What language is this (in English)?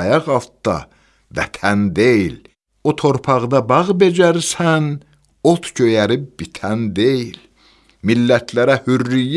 Turkish